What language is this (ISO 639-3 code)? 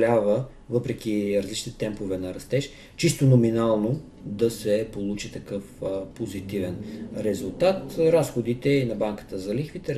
bul